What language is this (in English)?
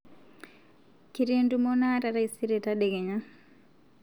Masai